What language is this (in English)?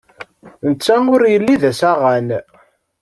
Kabyle